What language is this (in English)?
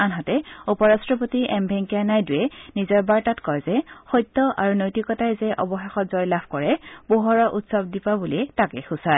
Assamese